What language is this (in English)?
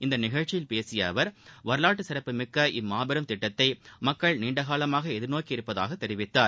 Tamil